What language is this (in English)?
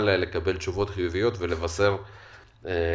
Hebrew